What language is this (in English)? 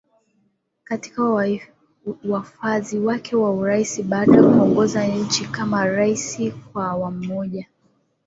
Swahili